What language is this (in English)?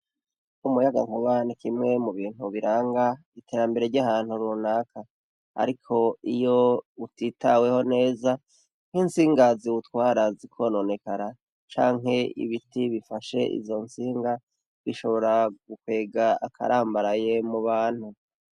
Rundi